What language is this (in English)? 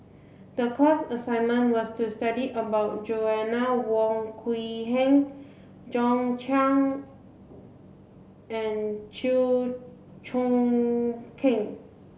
English